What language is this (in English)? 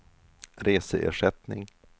Swedish